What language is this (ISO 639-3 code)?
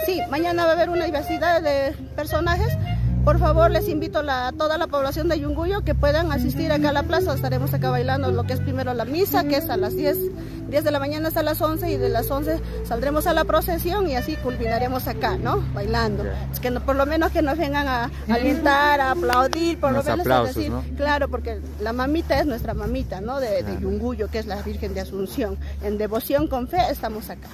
spa